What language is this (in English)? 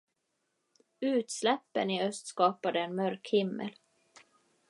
Swedish